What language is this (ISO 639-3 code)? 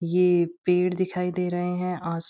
hin